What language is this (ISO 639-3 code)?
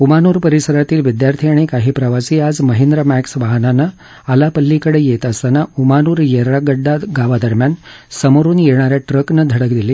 mar